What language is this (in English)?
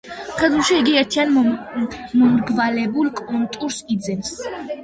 Georgian